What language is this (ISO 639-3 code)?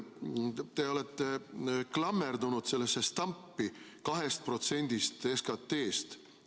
est